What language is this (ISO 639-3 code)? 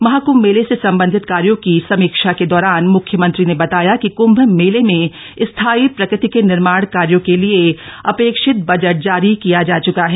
hin